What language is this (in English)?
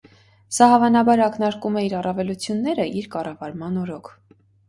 Armenian